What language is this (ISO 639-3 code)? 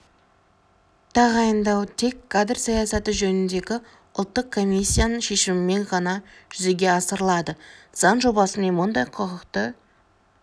kaz